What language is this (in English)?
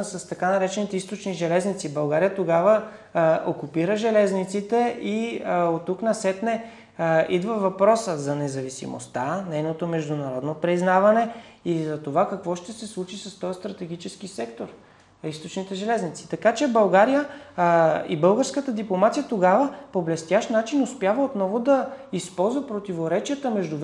Bulgarian